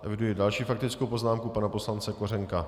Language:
Czech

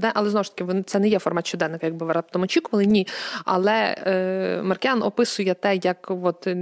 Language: Ukrainian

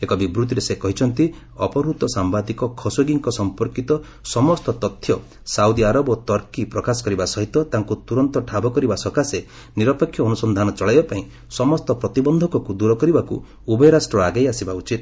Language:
Odia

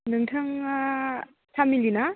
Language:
Bodo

